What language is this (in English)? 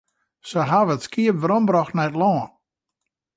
Western Frisian